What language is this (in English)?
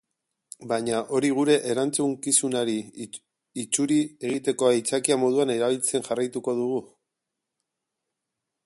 Basque